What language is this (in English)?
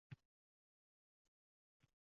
Uzbek